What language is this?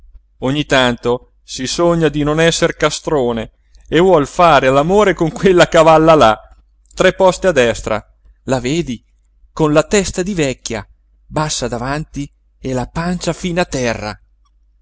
Italian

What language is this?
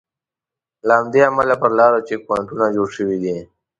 Pashto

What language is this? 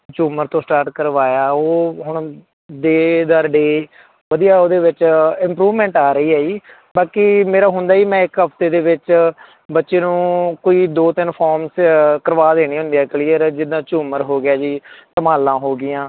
Punjabi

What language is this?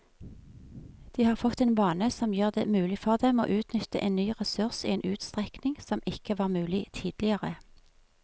Norwegian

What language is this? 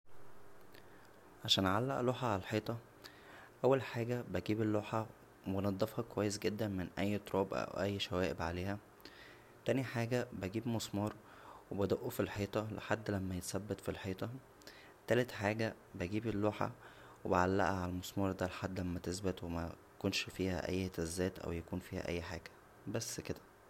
Egyptian Arabic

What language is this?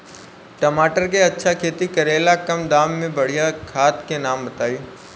Bhojpuri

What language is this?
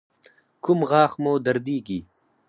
Pashto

